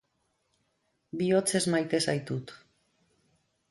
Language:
Basque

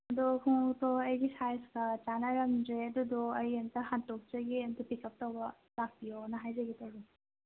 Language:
Manipuri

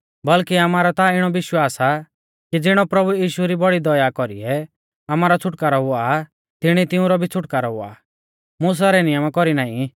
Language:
Mahasu Pahari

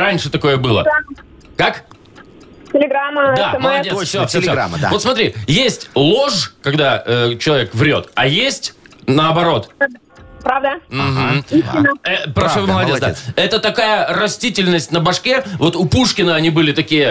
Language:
Russian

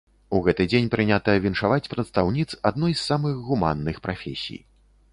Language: Belarusian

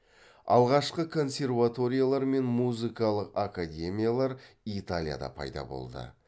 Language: Kazakh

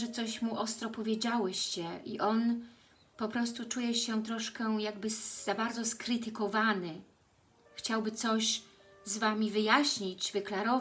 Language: Polish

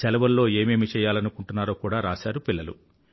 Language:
Telugu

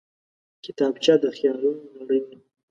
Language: Pashto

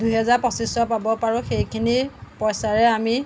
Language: Assamese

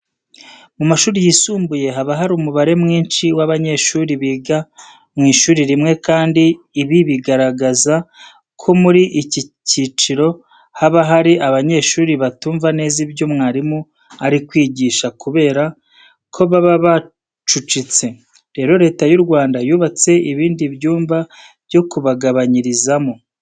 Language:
Kinyarwanda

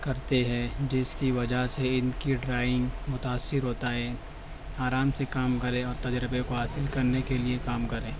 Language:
Urdu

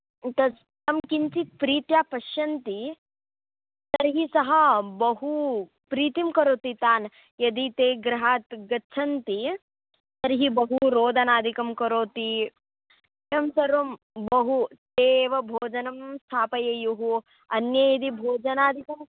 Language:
Sanskrit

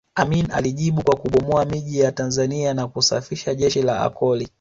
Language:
Swahili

